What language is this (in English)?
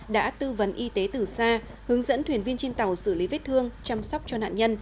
Vietnamese